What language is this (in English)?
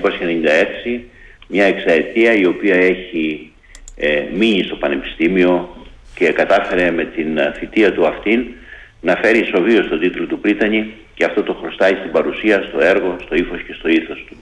Greek